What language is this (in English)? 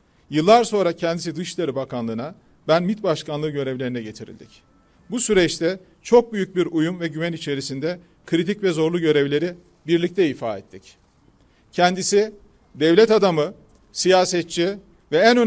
Turkish